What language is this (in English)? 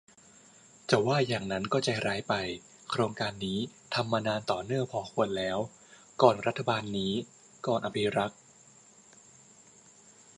Thai